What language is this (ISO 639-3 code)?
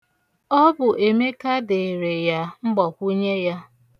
ibo